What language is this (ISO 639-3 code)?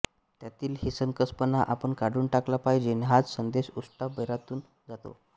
mar